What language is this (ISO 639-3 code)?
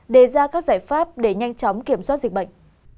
vie